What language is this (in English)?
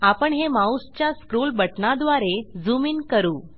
Marathi